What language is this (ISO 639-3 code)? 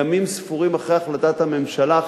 heb